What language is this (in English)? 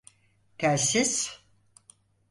Turkish